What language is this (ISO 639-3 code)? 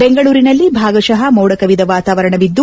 kan